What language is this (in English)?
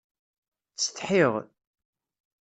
Kabyle